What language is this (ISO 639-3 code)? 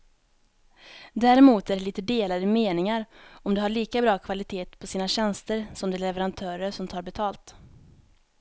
swe